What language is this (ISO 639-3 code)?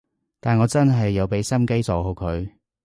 yue